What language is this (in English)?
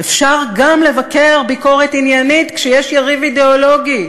Hebrew